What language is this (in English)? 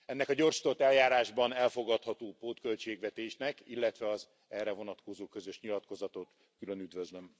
Hungarian